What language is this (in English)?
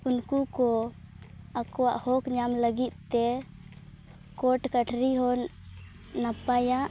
Santali